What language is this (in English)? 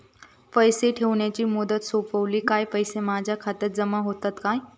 Marathi